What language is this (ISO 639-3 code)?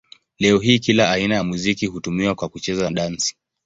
swa